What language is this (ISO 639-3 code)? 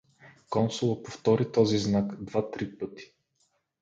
bul